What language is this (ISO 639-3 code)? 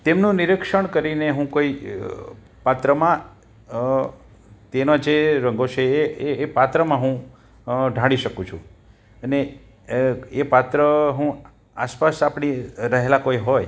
guj